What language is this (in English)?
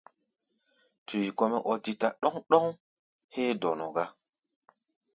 Gbaya